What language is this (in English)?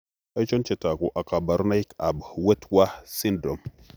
Kalenjin